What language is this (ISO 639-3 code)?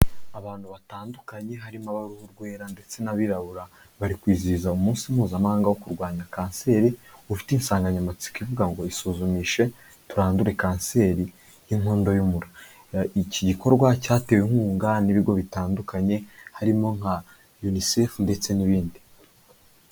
kin